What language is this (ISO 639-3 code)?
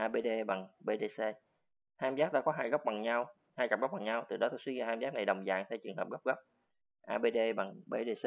vie